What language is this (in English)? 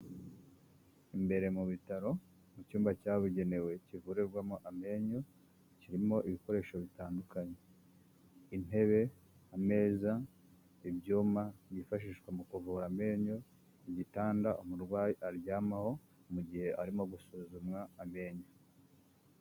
Kinyarwanda